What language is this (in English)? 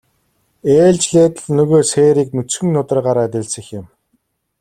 Mongolian